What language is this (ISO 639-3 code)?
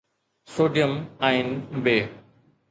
snd